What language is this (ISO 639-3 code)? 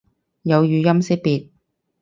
yue